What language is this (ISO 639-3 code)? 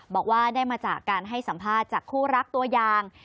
tha